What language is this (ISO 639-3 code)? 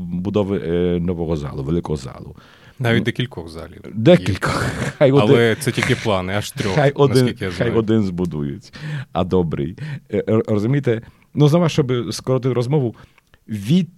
ukr